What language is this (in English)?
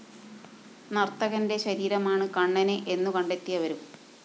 Malayalam